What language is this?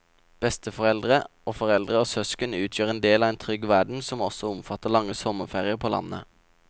Norwegian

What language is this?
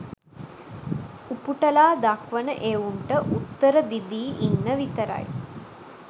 Sinhala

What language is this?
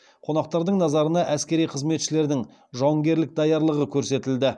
Kazakh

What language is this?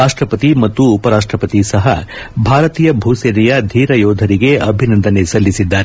Kannada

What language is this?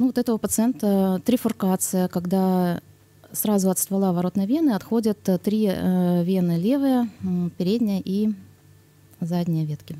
Russian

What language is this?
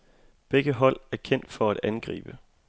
Danish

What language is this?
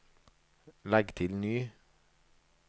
Norwegian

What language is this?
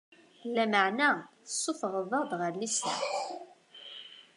Kabyle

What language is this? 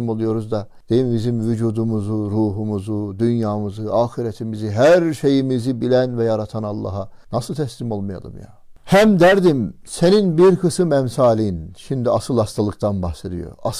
Turkish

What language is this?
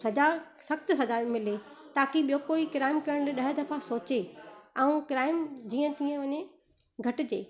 Sindhi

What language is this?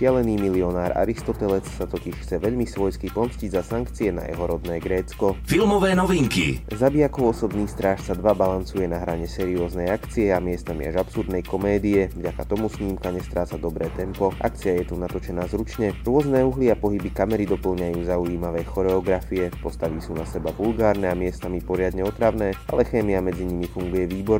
Slovak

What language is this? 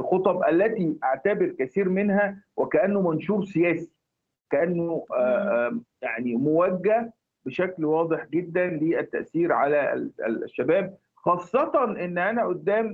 Arabic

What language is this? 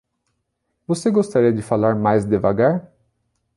Portuguese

